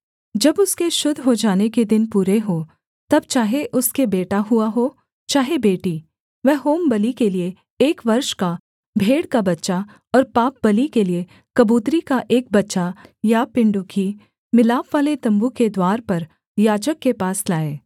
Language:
Hindi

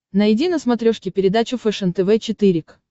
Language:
Russian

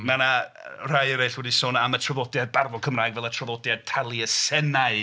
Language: Welsh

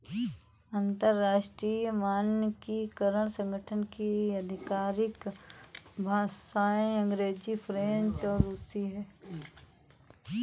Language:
Hindi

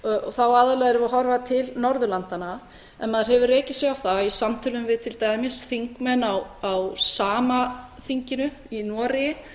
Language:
Icelandic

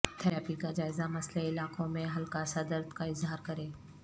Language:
Urdu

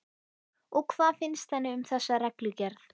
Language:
Icelandic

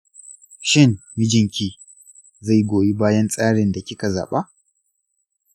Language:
Hausa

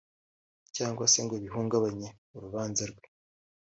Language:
Kinyarwanda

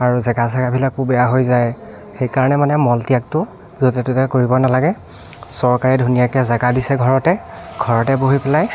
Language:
Assamese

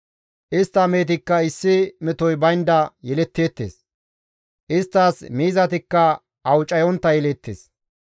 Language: Gamo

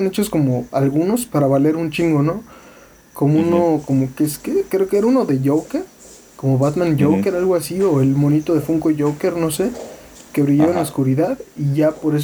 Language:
Spanish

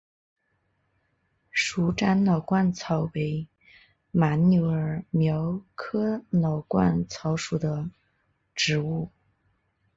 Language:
Chinese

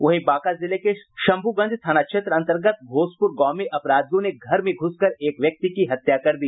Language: Hindi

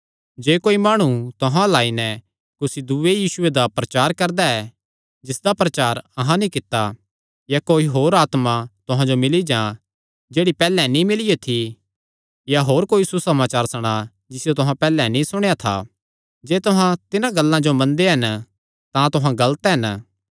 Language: Kangri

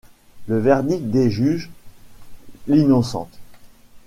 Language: French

